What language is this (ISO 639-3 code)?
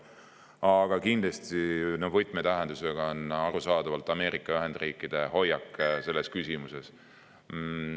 est